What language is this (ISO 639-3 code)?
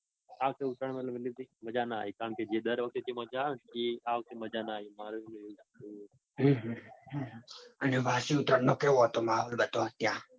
guj